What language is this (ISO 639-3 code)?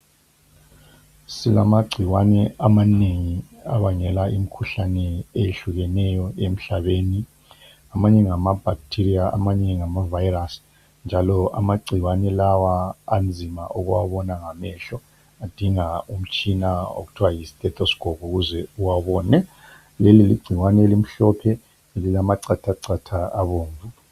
nde